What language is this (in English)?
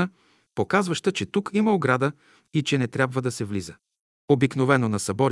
Bulgarian